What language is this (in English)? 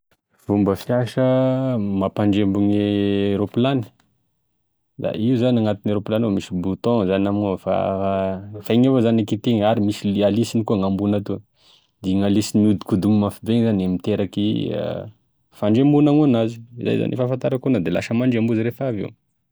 Tesaka Malagasy